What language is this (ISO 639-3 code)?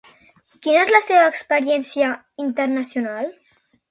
cat